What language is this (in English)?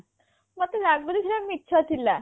Odia